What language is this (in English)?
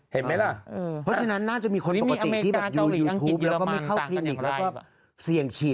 Thai